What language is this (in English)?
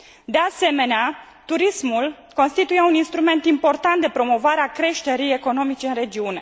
Romanian